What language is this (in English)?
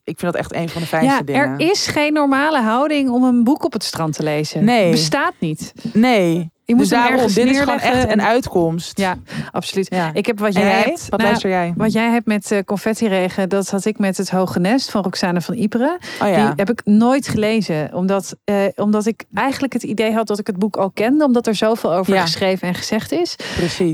Dutch